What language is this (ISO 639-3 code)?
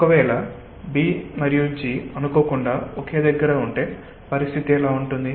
tel